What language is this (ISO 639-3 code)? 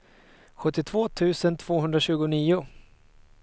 swe